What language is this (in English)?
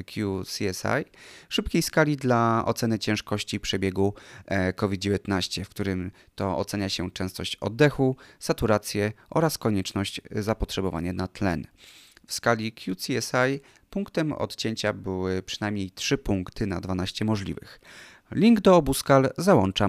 Polish